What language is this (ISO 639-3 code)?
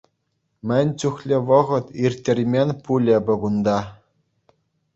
chv